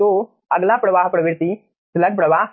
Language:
Hindi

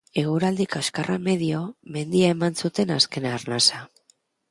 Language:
Basque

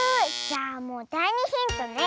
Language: Japanese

